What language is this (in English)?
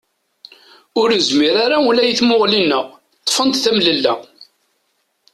Kabyle